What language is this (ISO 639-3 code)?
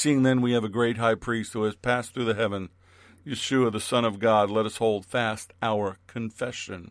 eng